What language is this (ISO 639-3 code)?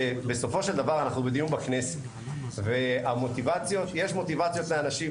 heb